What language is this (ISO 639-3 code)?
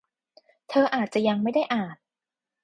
tha